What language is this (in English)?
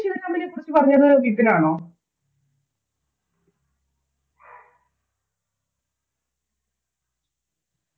Malayalam